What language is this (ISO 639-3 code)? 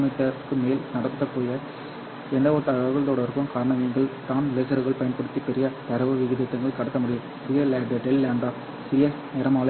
tam